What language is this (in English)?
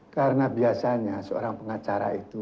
Indonesian